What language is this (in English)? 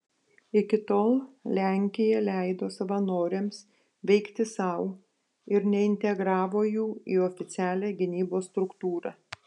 Lithuanian